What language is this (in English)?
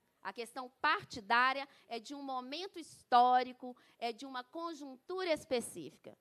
Portuguese